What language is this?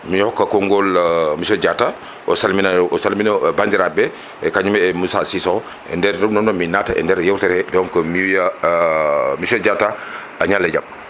Fula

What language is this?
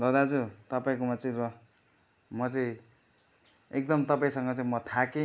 Nepali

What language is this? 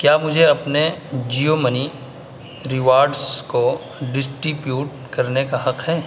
Urdu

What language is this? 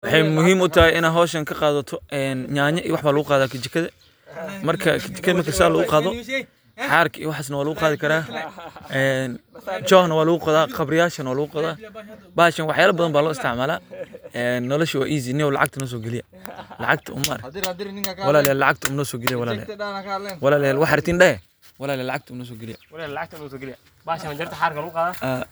Somali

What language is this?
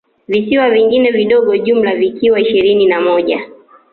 Swahili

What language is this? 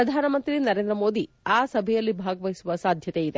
Kannada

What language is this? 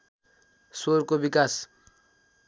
Nepali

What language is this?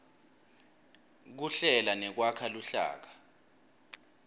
Swati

